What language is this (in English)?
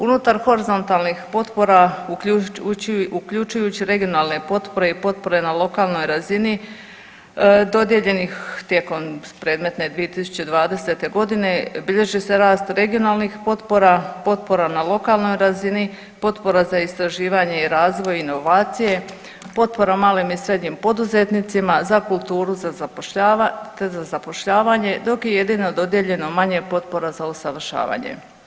Croatian